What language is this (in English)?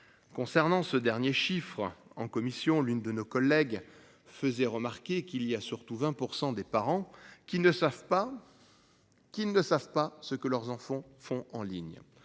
French